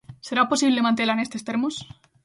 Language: Galician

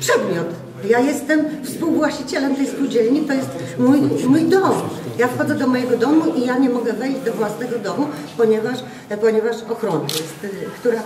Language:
Polish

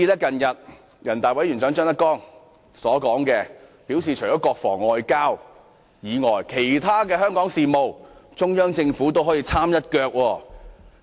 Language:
Cantonese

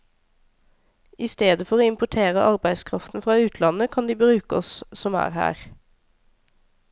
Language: Norwegian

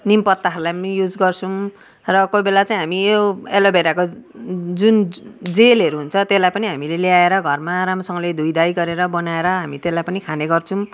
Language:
Nepali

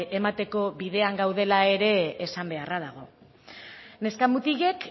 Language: Basque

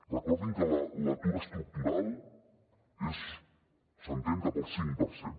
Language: Catalan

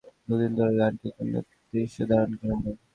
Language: Bangla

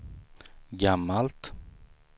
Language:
Swedish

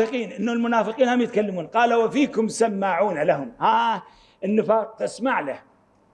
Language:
Arabic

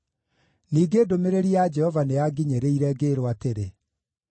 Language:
Kikuyu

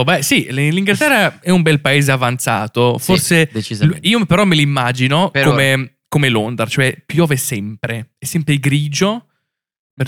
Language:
Italian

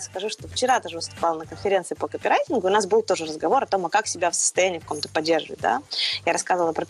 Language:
Russian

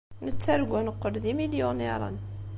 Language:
Kabyle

